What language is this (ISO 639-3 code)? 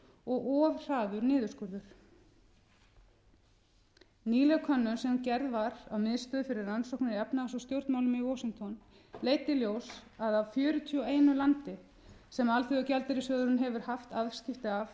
isl